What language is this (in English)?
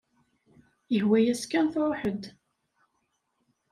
Kabyle